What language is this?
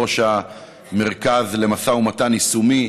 Hebrew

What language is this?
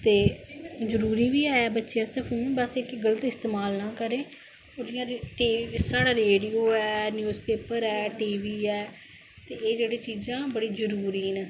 Dogri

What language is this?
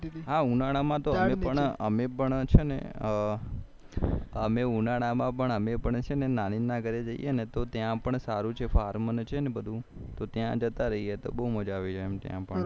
Gujarati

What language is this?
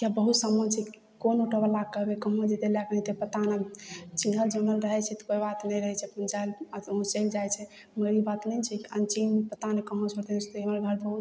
Maithili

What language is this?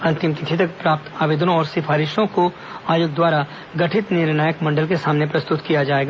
Hindi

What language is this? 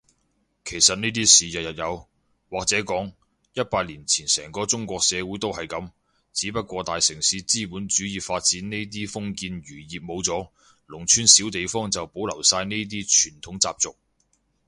Cantonese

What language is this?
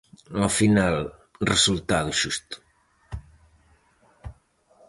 Galician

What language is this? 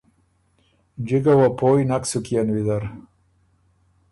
Ormuri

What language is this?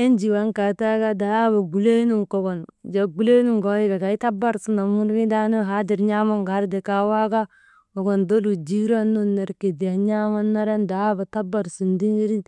Maba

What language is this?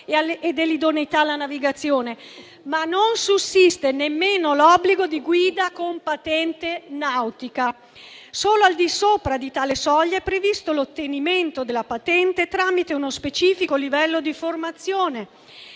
Italian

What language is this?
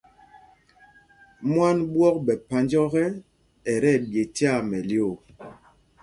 Mpumpong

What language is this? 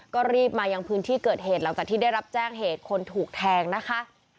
Thai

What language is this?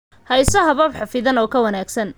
Somali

